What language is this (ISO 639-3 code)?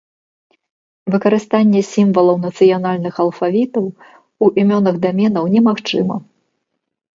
bel